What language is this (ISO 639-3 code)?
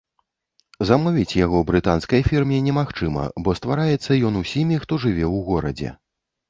bel